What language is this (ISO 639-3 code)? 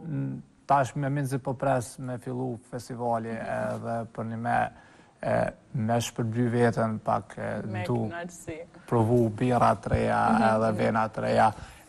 ron